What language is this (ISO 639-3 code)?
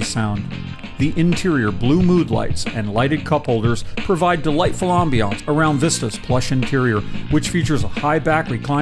eng